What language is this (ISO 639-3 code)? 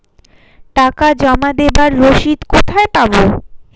ben